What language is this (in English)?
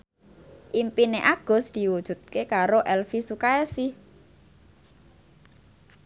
Javanese